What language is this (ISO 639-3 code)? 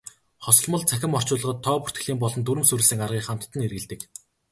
mon